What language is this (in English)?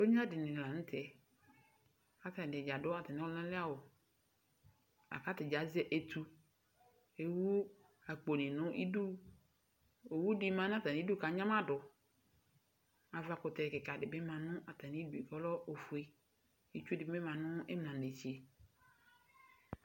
Ikposo